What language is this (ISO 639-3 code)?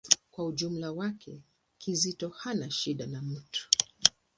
swa